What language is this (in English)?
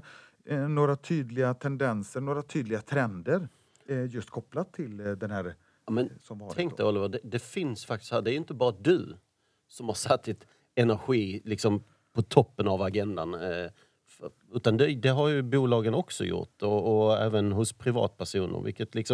Swedish